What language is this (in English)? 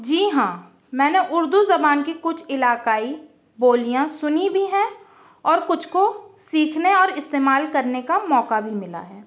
Urdu